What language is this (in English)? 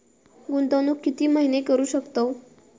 Marathi